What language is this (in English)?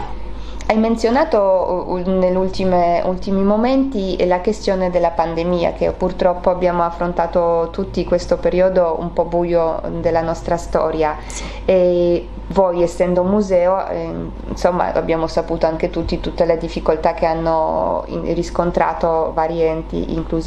Italian